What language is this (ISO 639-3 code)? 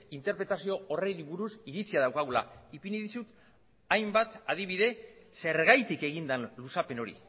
eus